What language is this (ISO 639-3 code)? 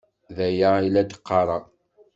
kab